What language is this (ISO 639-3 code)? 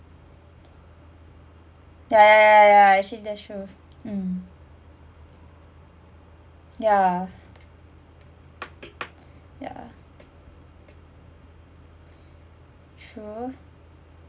eng